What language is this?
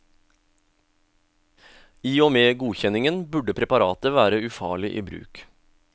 Norwegian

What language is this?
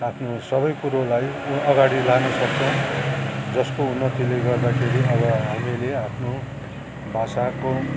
Nepali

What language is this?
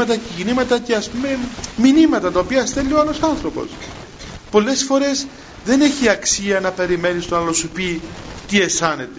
Greek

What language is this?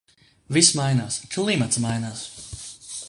Latvian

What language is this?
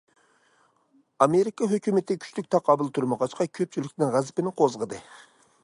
Uyghur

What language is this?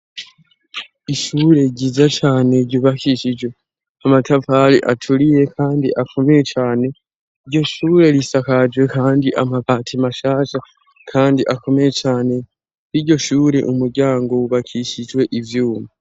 Rundi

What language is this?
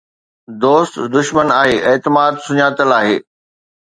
Sindhi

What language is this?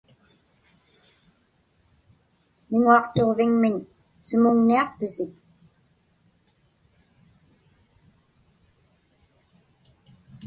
Inupiaq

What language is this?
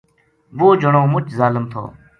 Gujari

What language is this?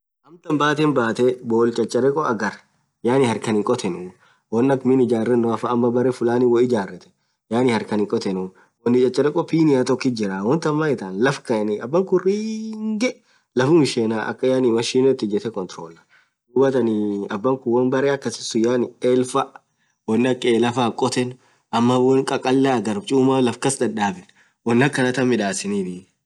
Orma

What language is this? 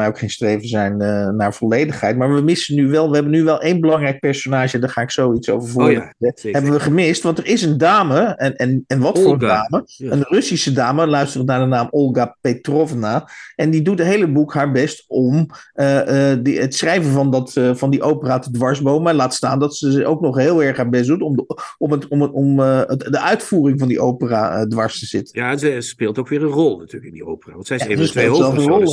Dutch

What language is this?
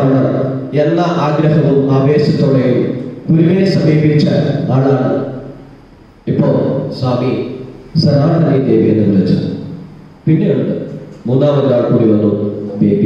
Indonesian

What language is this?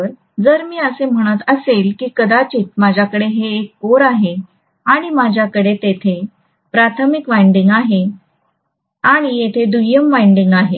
Marathi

